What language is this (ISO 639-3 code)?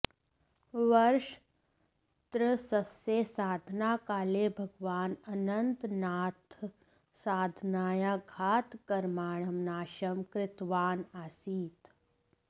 san